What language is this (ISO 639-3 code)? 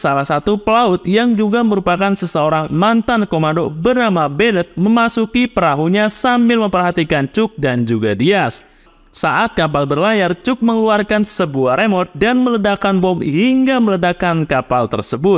ind